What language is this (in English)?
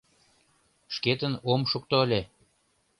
Mari